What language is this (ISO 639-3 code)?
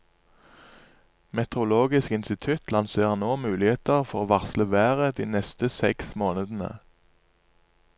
nor